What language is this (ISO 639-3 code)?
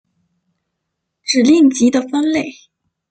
zho